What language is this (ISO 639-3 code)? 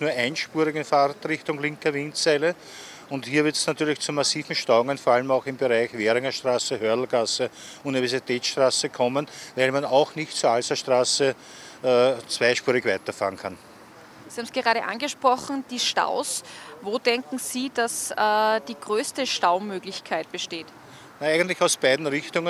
deu